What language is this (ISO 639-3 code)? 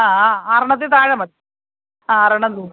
mal